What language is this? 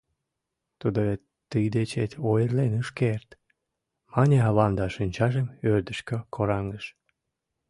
Mari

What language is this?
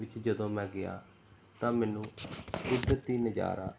Punjabi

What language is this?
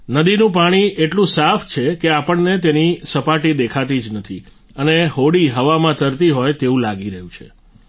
Gujarati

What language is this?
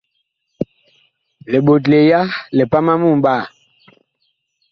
Bakoko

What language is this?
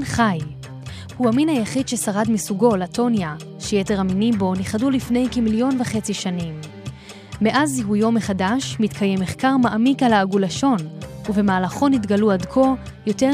Hebrew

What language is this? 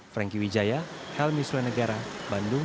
Indonesian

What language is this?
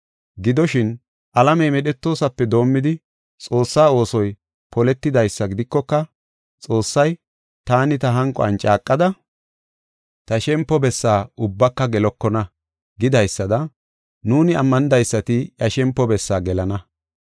Gofa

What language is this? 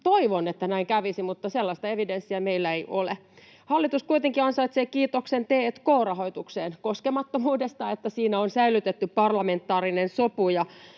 Finnish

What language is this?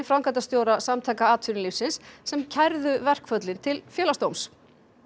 Icelandic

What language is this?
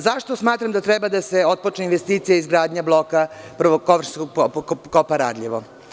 Serbian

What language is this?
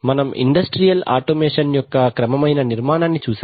Telugu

